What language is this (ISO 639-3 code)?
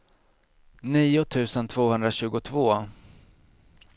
swe